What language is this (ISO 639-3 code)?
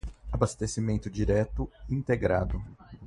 por